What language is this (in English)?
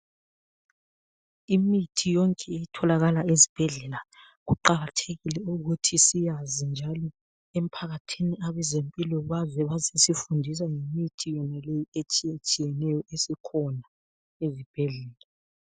North Ndebele